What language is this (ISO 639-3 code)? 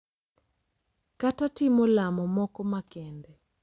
luo